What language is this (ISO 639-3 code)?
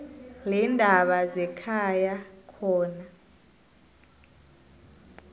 nbl